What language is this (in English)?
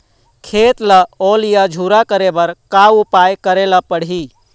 Chhattisgarhi